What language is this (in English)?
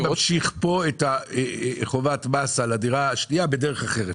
Hebrew